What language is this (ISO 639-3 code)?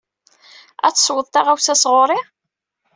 kab